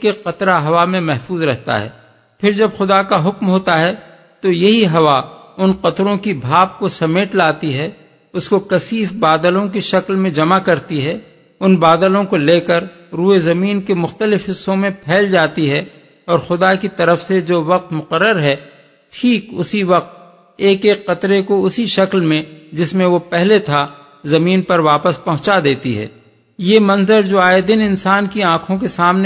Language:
Urdu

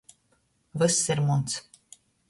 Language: Latgalian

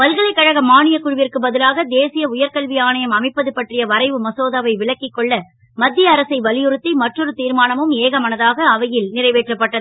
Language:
Tamil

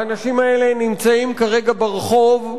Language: Hebrew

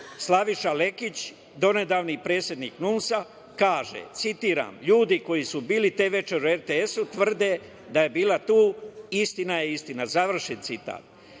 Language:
Serbian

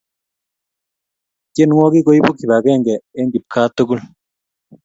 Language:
Kalenjin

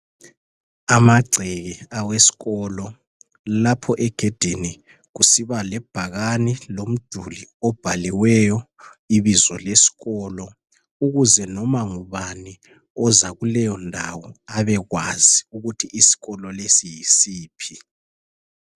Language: North Ndebele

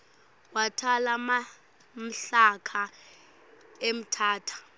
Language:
Swati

